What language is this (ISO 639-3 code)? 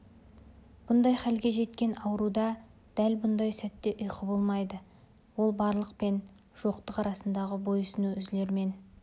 kaz